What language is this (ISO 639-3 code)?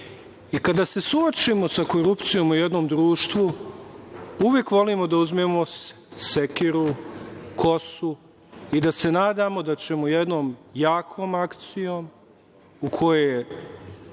srp